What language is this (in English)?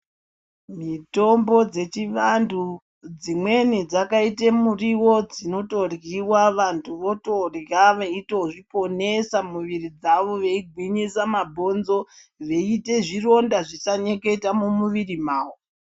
Ndau